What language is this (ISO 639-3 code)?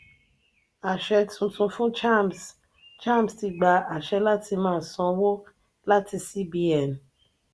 yor